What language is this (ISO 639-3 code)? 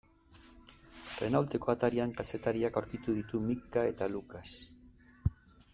eus